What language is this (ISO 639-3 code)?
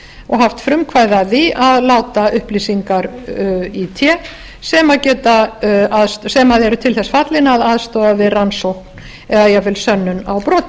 isl